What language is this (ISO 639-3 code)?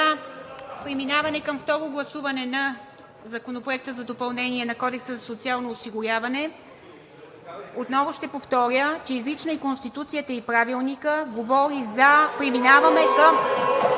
bul